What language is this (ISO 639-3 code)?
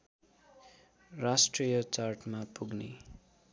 nep